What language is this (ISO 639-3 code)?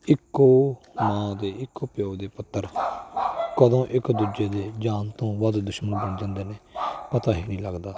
pan